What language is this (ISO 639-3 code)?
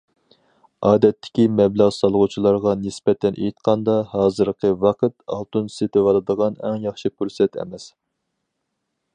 uig